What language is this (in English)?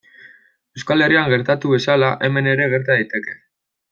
Basque